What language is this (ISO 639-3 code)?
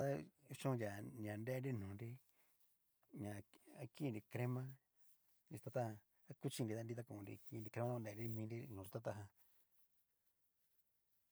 miu